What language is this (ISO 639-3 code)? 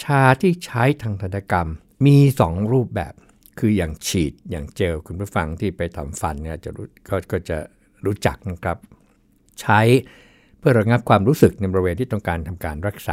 tha